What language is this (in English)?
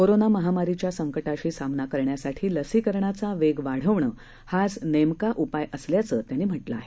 Marathi